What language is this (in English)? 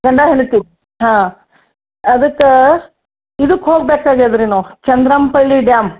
Kannada